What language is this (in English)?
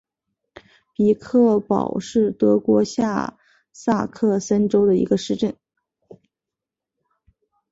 Chinese